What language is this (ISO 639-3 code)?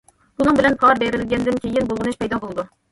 uig